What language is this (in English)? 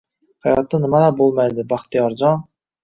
Uzbek